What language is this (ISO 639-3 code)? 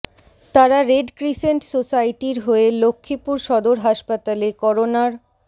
ben